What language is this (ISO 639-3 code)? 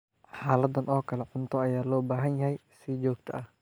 som